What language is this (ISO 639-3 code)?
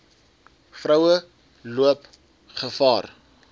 afr